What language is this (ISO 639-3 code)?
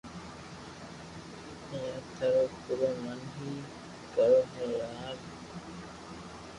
lrk